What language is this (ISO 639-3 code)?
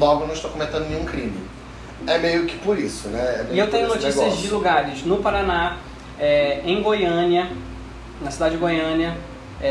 por